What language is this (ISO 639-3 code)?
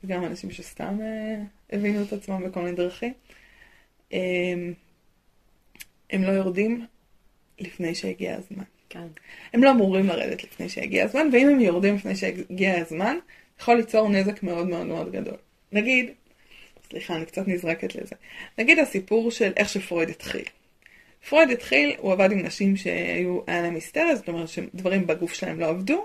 heb